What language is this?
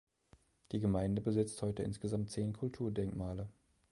German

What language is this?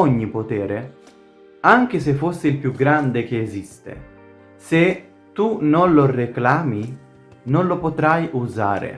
Italian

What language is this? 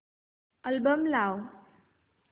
Marathi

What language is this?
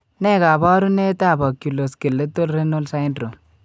Kalenjin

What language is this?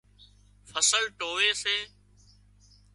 Wadiyara Koli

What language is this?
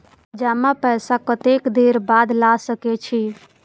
Maithili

